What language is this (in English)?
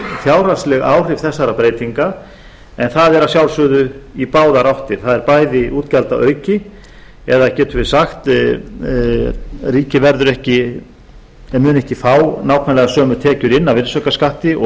Icelandic